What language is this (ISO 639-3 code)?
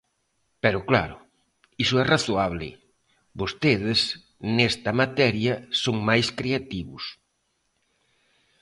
glg